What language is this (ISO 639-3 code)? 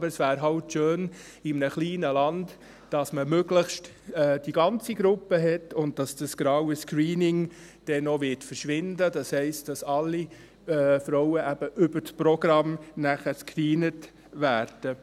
gsw